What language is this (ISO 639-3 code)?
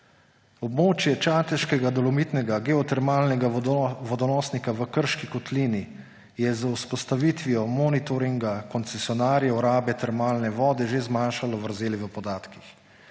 slv